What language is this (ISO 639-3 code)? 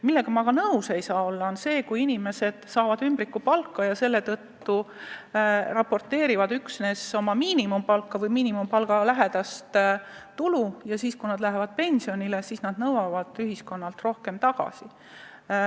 est